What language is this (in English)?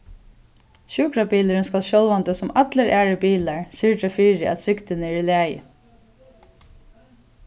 Faroese